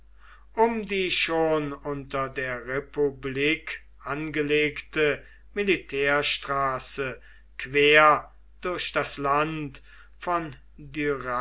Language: German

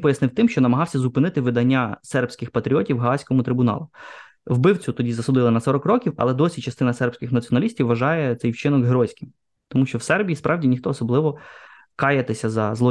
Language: Ukrainian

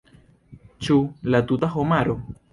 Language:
Esperanto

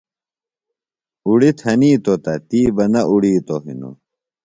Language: Phalura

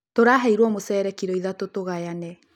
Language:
Kikuyu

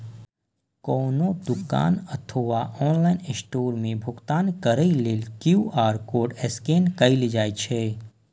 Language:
Maithili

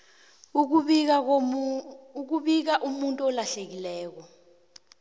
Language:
South Ndebele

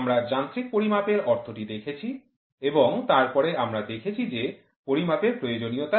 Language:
Bangla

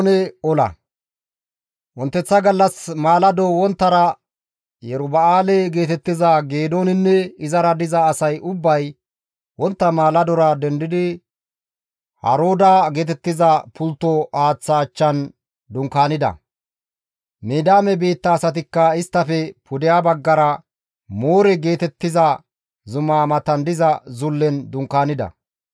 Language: Gamo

